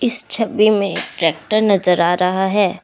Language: Hindi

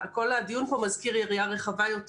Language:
Hebrew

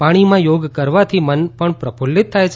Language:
Gujarati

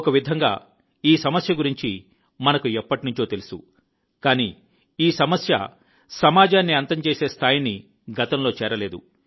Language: Telugu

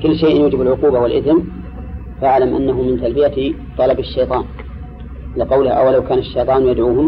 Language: Arabic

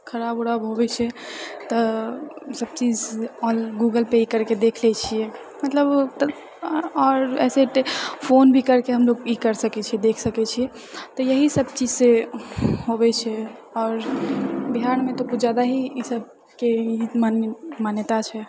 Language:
Maithili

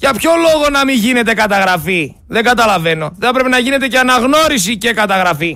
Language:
Greek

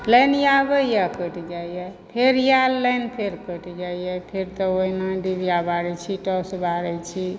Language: Maithili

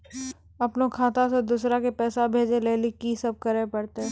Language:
Maithili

